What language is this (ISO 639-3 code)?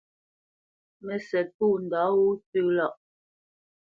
bce